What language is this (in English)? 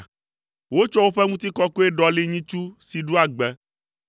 Ewe